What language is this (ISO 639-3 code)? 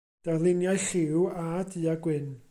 cym